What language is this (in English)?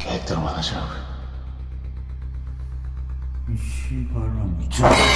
Korean